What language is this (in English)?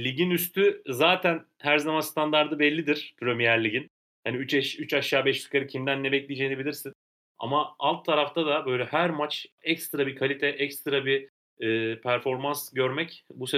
Turkish